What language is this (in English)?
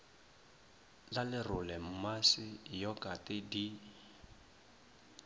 Northern Sotho